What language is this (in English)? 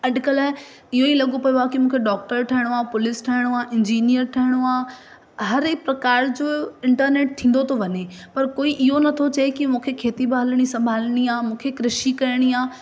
Sindhi